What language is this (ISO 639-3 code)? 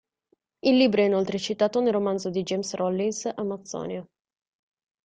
ita